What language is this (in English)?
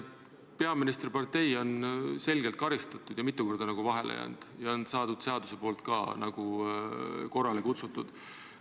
Estonian